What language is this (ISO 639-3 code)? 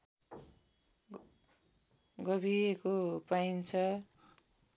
nep